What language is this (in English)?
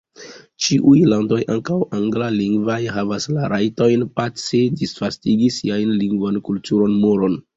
Esperanto